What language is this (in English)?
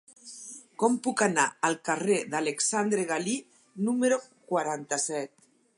Catalan